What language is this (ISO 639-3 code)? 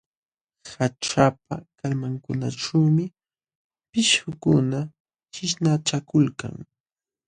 qxw